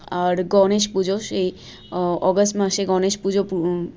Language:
Bangla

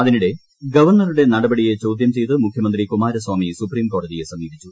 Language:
Malayalam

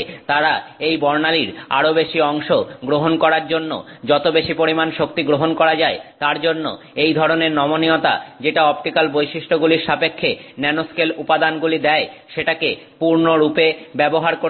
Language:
Bangla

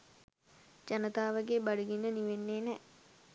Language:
Sinhala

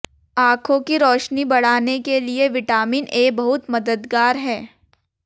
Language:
Hindi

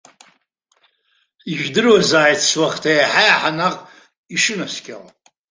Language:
Abkhazian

